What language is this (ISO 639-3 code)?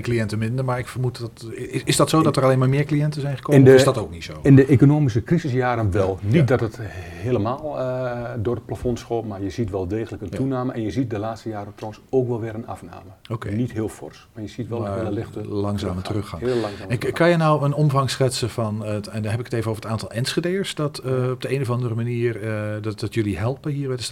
nld